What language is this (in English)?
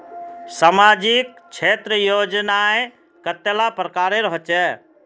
Magahi